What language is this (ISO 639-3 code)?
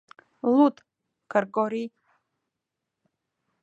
chm